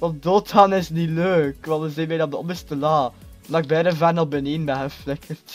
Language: Dutch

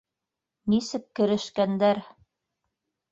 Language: Bashkir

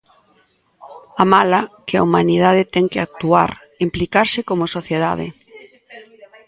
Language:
Galician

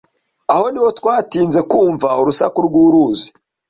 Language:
Kinyarwanda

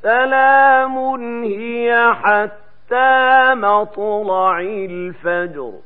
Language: Arabic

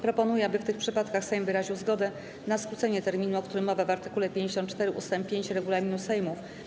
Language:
Polish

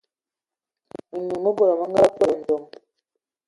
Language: Ewondo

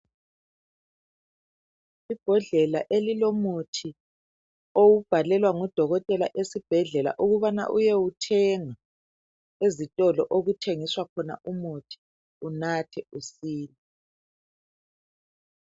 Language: North Ndebele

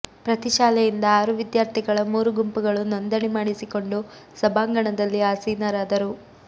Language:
Kannada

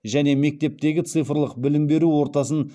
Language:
Kazakh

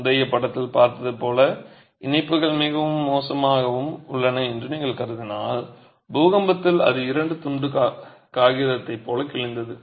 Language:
Tamil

